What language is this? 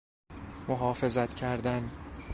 Persian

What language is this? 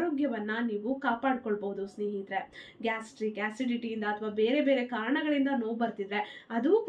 Kannada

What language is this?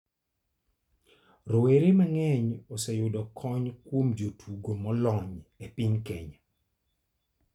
Luo (Kenya and Tanzania)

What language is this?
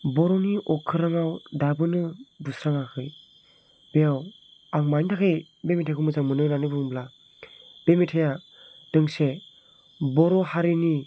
Bodo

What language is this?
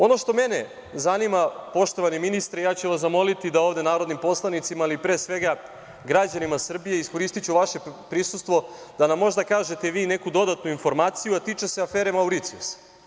Serbian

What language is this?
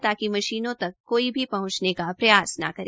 Hindi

